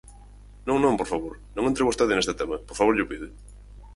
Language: Galician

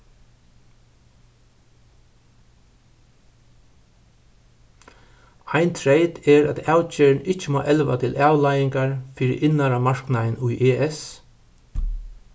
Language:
Faroese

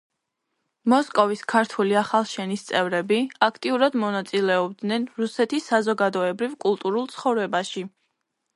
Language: Georgian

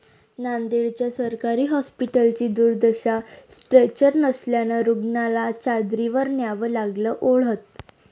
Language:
Marathi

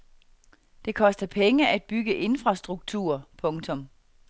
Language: Danish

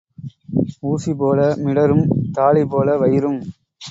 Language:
Tamil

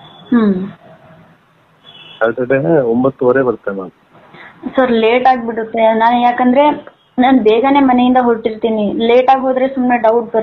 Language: Romanian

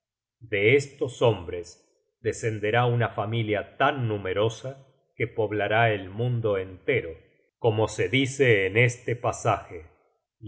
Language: Spanish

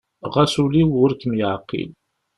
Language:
Kabyle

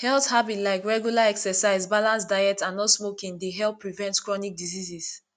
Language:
Nigerian Pidgin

